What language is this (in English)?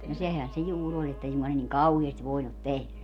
Finnish